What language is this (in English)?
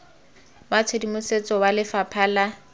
Tswana